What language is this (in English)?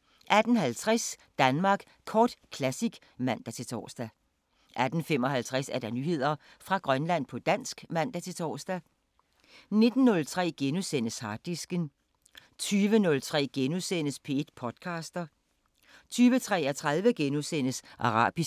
Danish